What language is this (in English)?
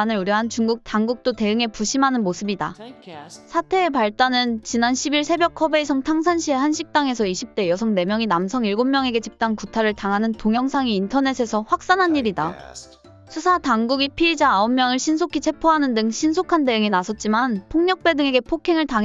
Korean